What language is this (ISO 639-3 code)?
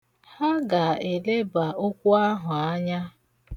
ibo